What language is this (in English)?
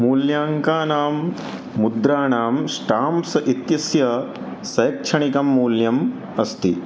Sanskrit